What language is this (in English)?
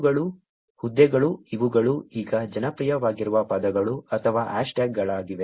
Kannada